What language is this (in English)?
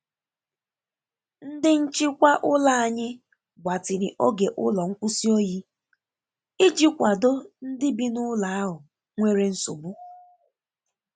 Igbo